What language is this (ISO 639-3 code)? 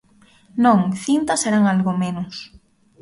glg